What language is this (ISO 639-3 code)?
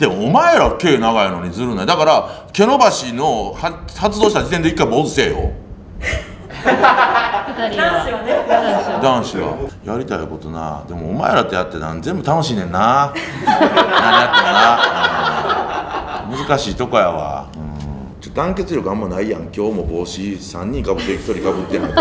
jpn